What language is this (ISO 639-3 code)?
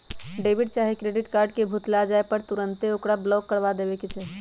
mag